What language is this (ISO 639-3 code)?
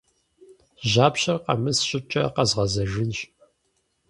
kbd